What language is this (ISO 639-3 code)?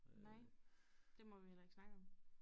dan